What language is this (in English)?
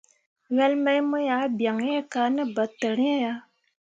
Mundang